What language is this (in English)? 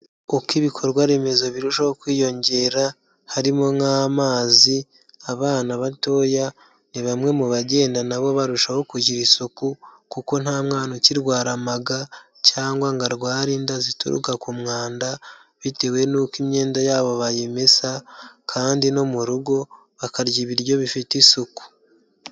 Kinyarwanda